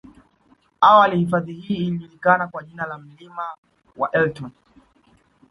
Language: Swahili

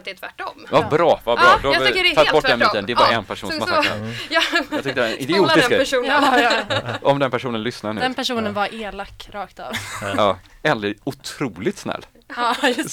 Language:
Swedish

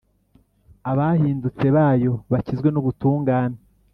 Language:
Kinyarwanda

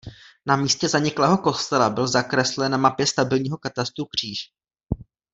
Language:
Czech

